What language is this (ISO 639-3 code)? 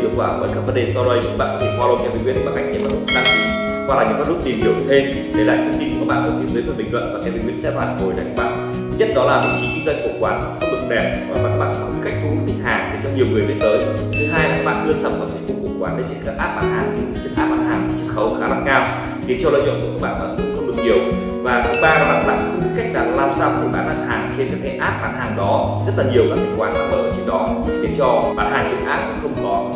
vie